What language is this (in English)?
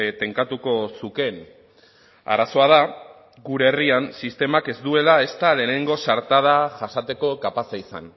Basque